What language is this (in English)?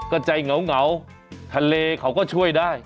Thai